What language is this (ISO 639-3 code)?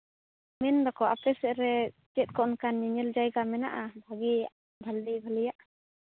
sat